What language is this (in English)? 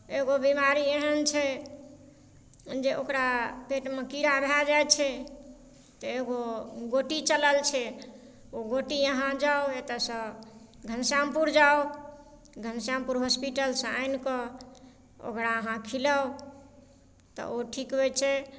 Maithili